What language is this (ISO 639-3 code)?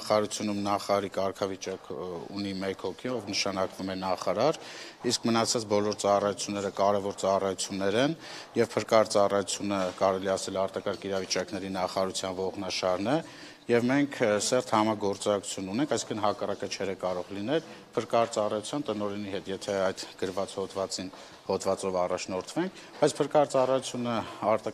ron